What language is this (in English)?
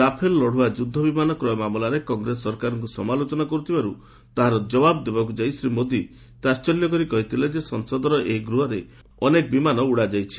Odia